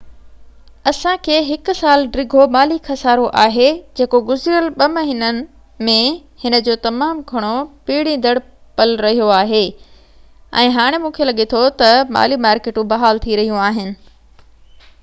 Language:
Sindhi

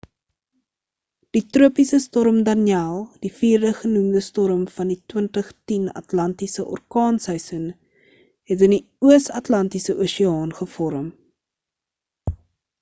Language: Afrikaans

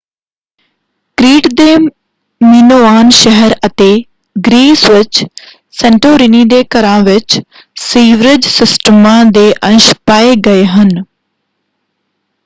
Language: Punjabi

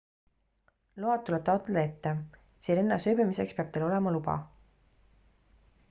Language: Estonian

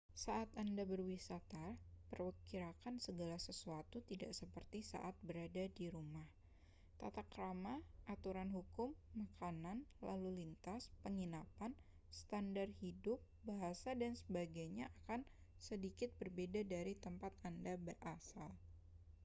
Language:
Indonesian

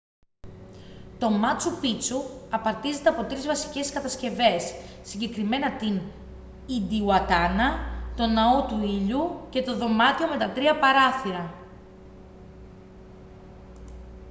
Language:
Greek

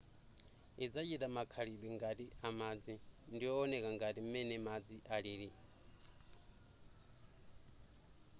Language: Nyanja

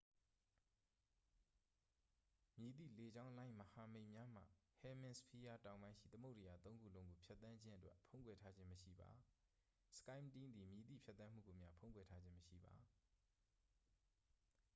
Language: Burmese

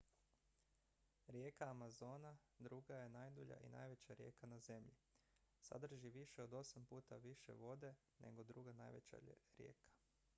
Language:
Croatian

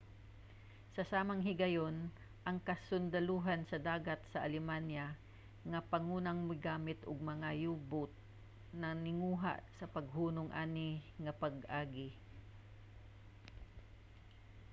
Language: Cebuano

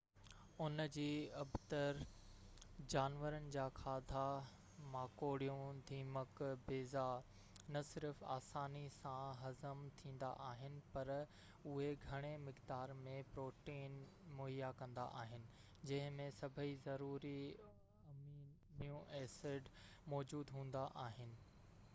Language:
Sindhi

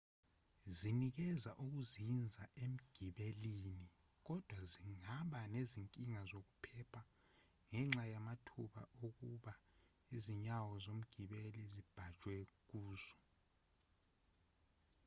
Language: Zulu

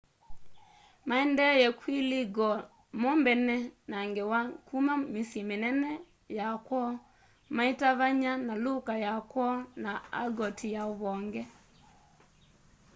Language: Kamba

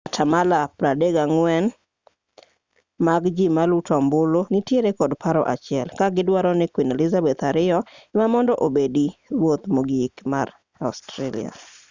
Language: Luo (Kenya and Tanzania)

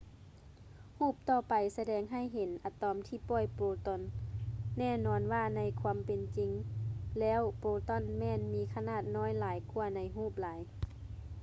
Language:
Lao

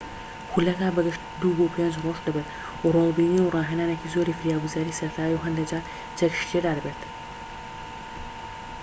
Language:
Central Kurdish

